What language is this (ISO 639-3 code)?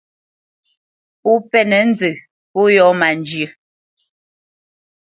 bce